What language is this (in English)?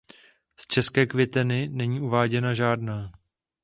Czech